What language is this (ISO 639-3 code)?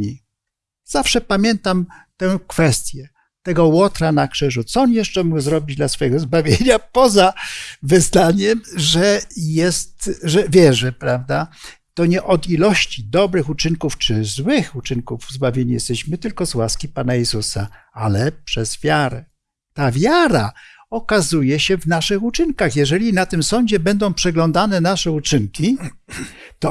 pol